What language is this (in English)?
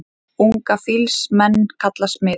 Icelandic